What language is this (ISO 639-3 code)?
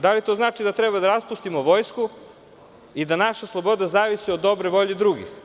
srp